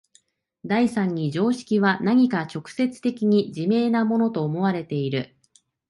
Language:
Japanese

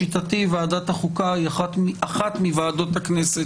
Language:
Hebrew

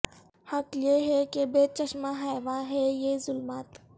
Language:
Urdu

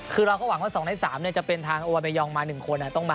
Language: Thai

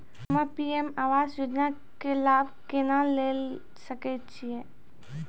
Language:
Maithili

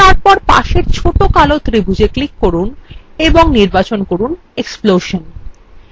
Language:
Bangla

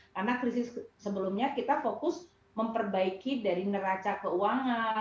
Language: Indonesian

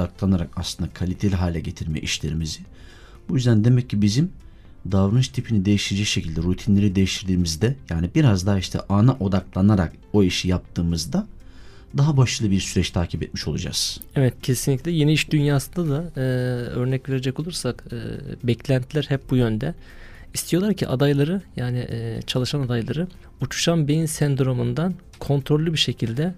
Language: Turkish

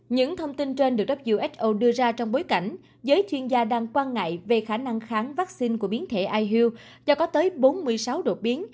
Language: Vietnamese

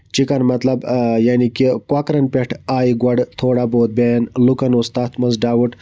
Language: Kashmiri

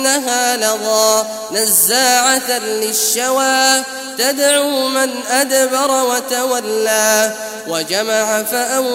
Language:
Arabic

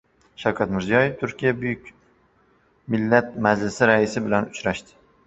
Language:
Uzbek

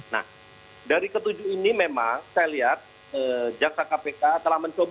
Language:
Indonesian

